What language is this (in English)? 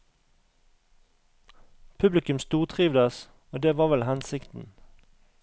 Norwegian